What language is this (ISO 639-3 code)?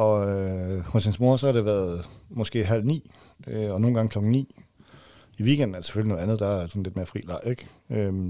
dan